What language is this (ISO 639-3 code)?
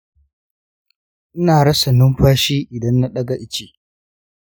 hau